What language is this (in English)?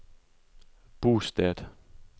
Norwegian